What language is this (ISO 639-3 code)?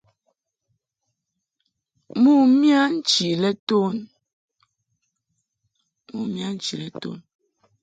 mhk